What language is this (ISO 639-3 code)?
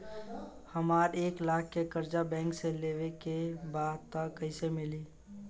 bho